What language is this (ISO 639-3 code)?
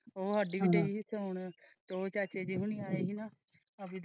pan